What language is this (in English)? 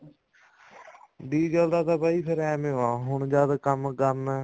Punjabi